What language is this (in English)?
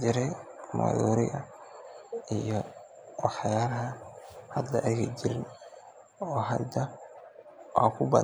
Somali